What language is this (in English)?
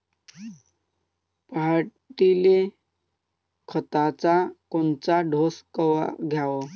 Marathi